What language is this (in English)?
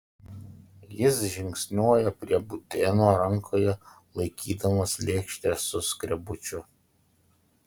Lithuanian